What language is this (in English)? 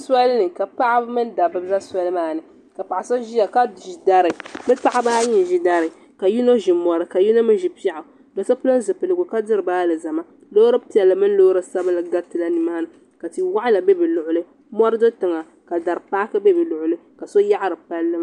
Dagbani